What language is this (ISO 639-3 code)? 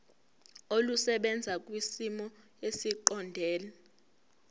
zul